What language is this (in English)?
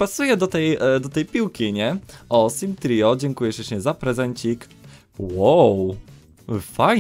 Polish